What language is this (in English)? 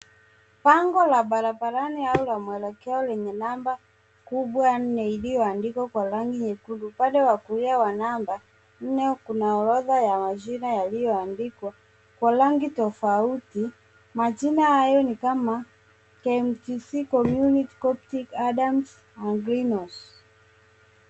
Swahili